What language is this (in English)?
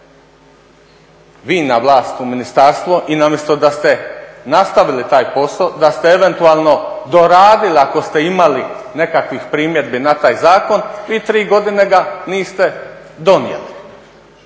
Croatian